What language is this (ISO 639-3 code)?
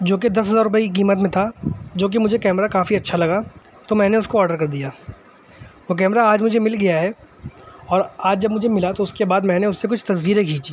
urd